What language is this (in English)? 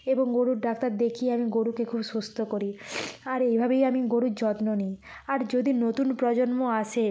Bangla